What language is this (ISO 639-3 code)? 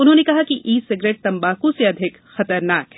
hin